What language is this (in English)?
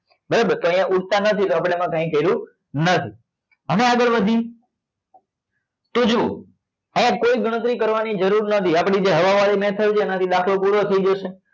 Gujarati